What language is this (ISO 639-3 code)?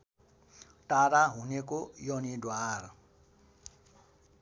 nep